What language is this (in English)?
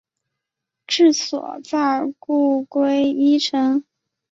Chinese